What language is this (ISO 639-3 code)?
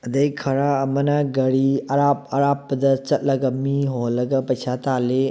mni